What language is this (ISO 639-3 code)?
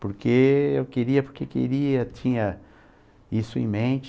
por